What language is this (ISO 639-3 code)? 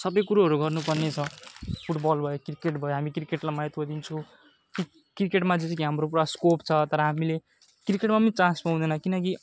nep